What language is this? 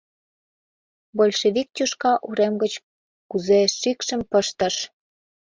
Mari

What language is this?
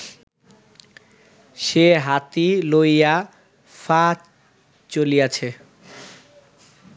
Bangla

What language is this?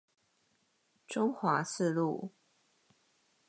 Chinese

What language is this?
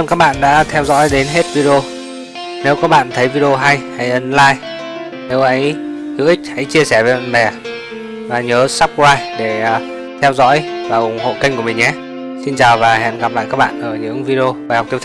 Vietnamese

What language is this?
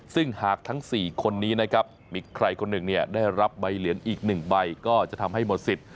Thai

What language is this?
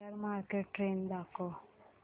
Marathi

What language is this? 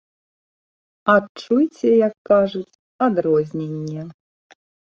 Belarusian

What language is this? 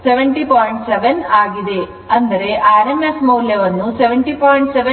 Kannada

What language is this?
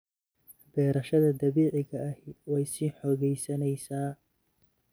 Somali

